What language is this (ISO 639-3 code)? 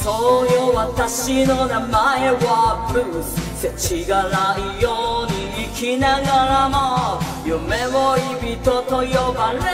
jpn